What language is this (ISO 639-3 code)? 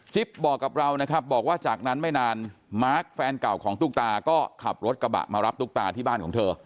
tha